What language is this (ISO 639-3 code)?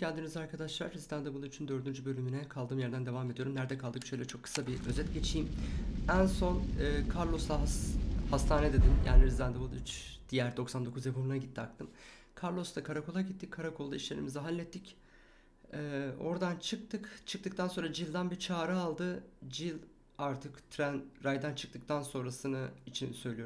tur